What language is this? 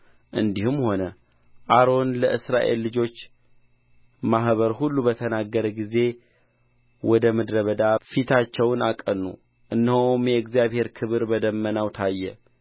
Amharic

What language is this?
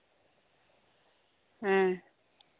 Santali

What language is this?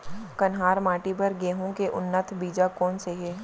Chhattisgarhi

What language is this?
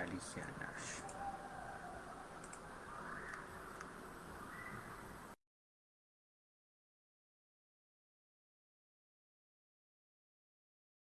Turkish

